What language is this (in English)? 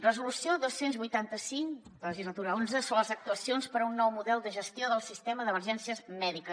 Catalan